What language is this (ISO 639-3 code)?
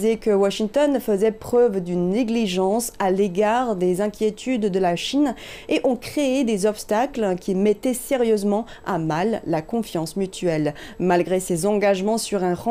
fra